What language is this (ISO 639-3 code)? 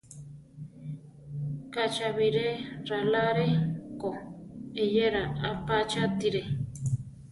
tar